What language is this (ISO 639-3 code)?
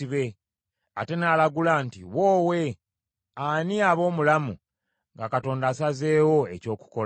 lug